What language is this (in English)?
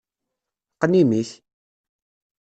Kabyle